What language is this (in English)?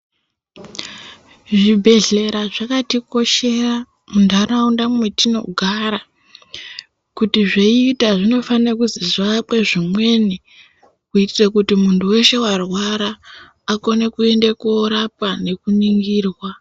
Ndau